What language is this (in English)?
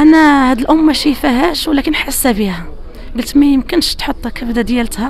Arabic